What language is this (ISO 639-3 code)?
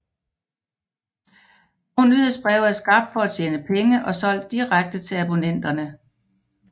dan